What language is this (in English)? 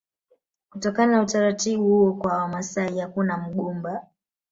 Swahili